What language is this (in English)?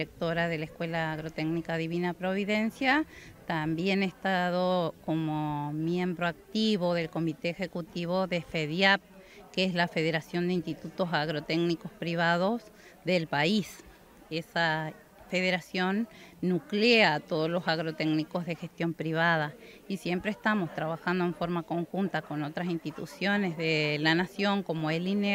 Spanish